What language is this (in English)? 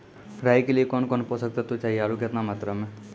Maithili